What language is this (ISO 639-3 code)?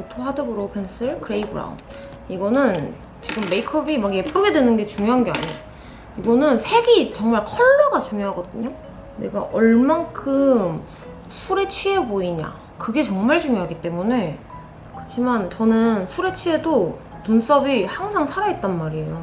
kor